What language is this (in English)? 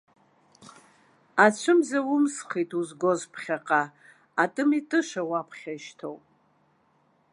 Abkhazian